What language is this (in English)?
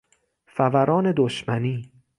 Persian